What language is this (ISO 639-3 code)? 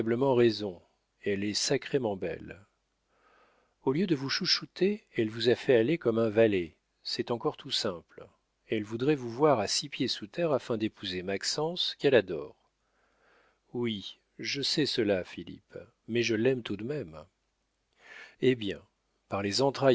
fra